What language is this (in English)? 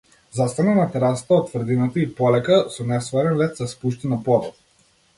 Macedonian